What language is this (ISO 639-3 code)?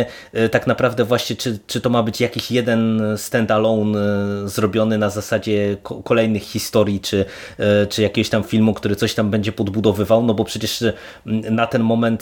pol